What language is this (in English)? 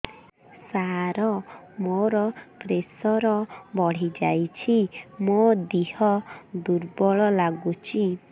Odia